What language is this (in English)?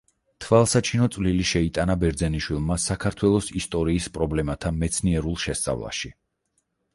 Georgian